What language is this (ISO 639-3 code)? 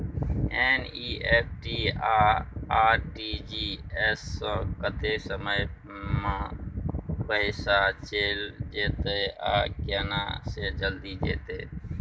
mai